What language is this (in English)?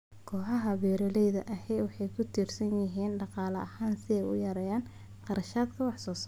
Somali